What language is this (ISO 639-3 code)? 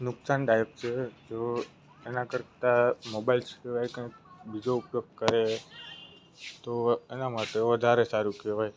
guj